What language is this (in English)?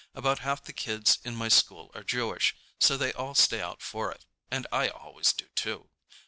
English